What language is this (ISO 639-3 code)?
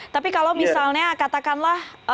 ind